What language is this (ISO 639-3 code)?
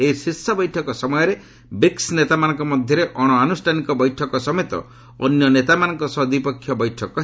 ori